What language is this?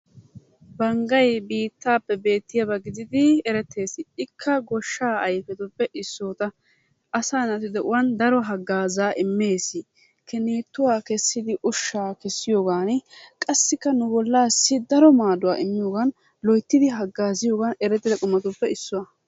Wolaytta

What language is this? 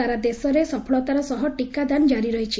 Odia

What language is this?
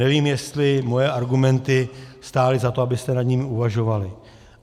Czech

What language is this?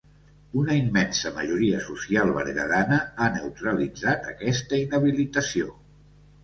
Catalan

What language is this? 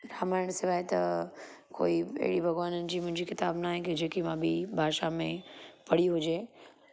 Sindhi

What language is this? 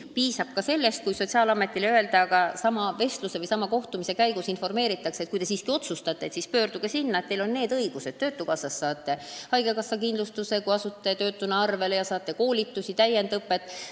Estonian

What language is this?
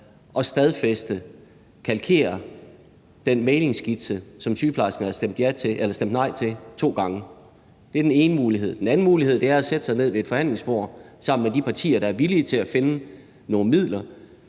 Danish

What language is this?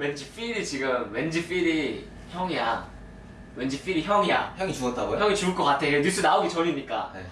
Korean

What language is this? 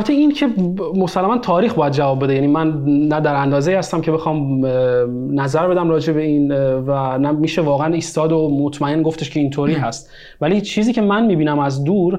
Persian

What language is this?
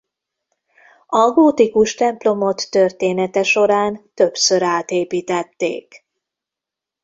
Hungarian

